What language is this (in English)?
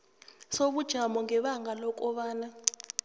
South Ndebele